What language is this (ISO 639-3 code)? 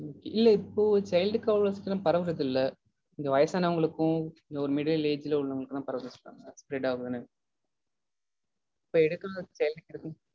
tam